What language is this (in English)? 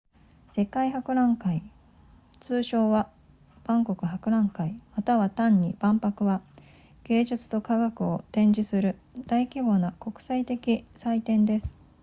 Japanese